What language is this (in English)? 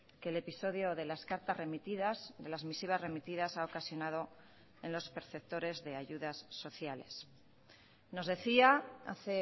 Spanish